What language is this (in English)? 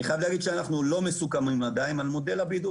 Hebrew